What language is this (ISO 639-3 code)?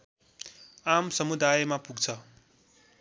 nep